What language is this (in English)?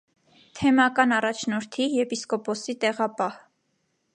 Armenian